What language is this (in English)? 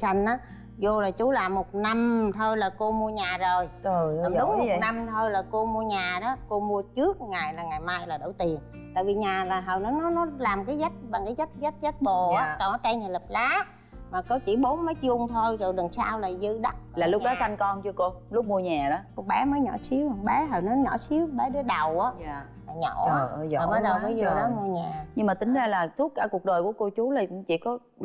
Vietnamese